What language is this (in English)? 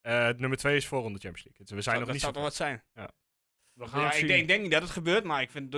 Dutch